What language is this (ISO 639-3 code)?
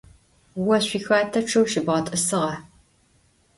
ady